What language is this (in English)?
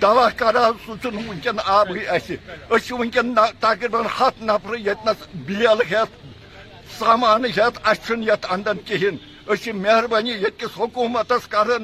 Urdu